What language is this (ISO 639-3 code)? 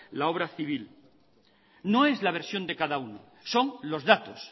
spa